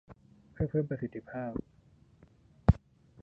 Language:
Thai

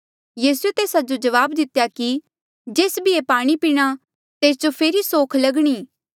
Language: Mandeali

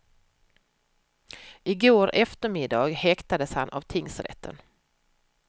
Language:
Swedish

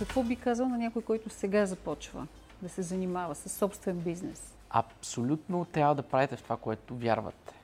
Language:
Bulgarian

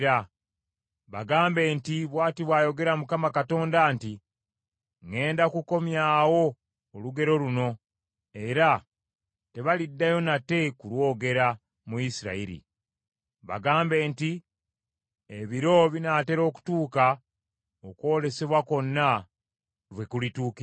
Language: Ganda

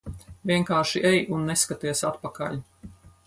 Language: Latvian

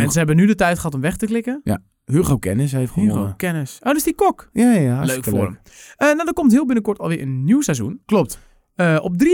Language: Dutch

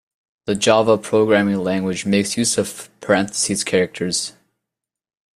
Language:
English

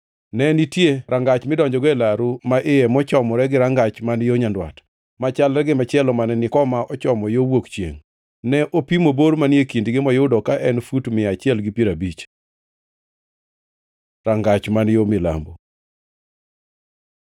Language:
Luo (Kenya and Tanzania)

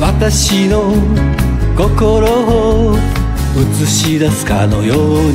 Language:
Japanese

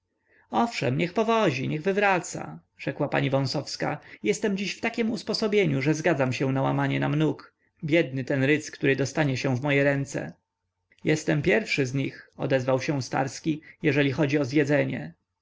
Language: Polish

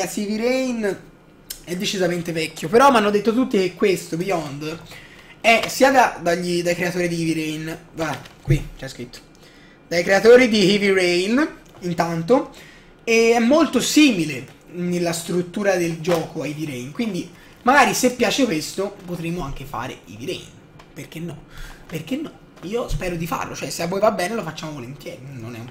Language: Italian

